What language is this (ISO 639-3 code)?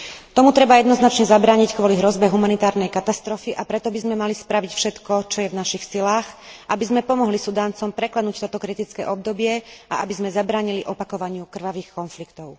slk